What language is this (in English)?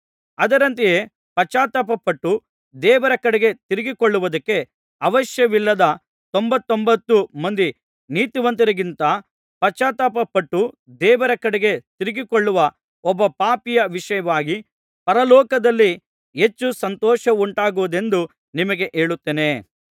Kannada